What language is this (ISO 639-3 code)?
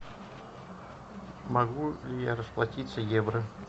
rus